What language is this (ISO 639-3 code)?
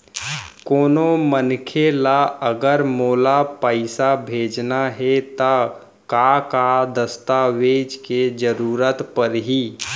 hne